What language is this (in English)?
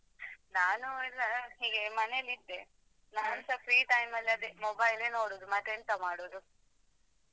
Kannada